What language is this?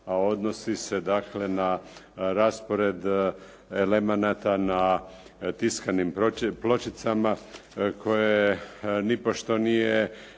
Croatian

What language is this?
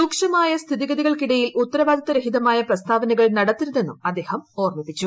Malayalam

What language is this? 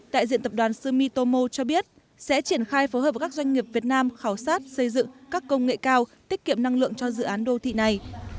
Vietnamese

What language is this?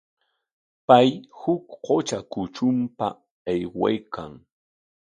Corongo Ancash Quechua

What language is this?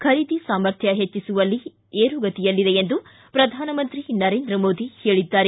Kannada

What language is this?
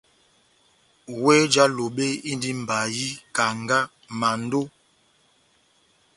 Batanga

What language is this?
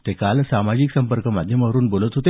Marathi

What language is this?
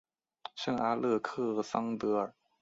Chinese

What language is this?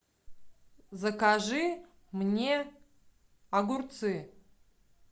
Russian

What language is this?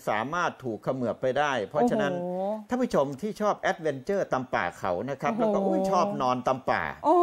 Thai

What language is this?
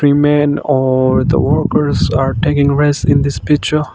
English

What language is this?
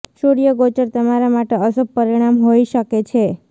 Gujarati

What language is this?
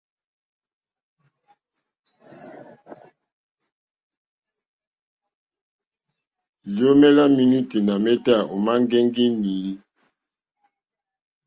Mokpwe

